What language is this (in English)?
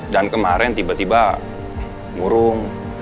Indonesian